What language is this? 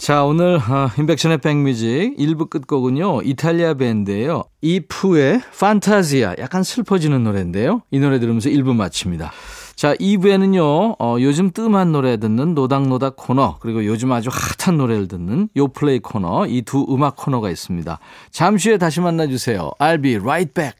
Korean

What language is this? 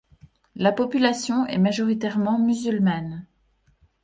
French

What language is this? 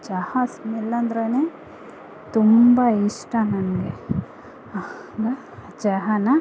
Kannada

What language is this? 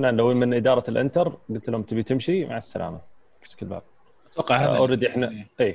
Arabic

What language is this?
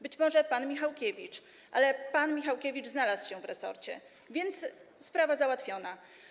Polish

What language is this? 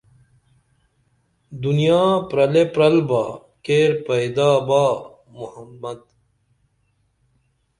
Dameli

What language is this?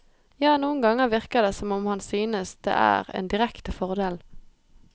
Norwegian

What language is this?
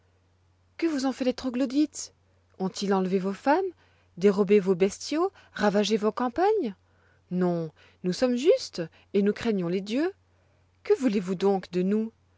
French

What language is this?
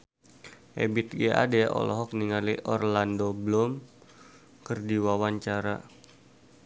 Sundanese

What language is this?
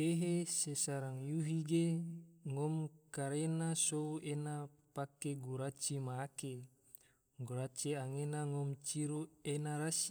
Tidore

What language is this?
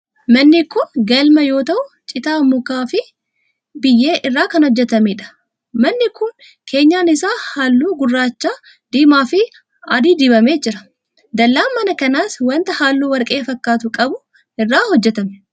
Oromo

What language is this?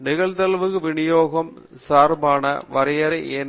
Tamil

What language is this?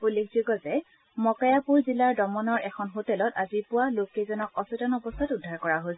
Assamese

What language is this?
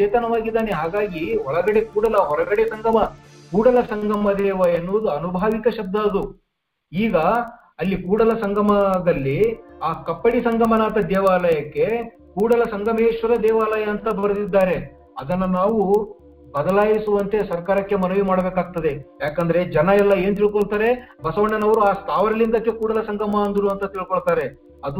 Kannada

